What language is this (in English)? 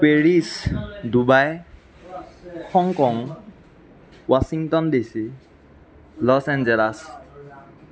Assamese